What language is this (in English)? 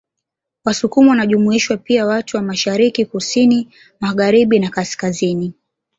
Swahili